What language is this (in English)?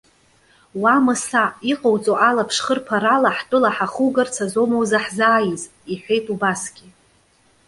Abkhazian